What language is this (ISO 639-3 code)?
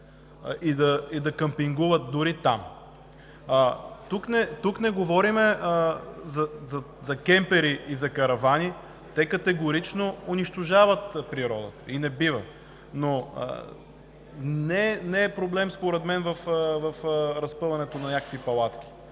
bul